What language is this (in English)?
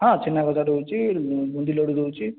Odia